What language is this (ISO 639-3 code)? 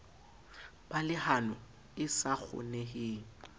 sot